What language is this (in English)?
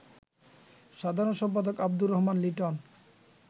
Bangla